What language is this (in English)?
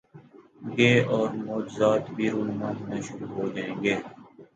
Urdu